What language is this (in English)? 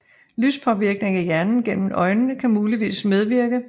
Danish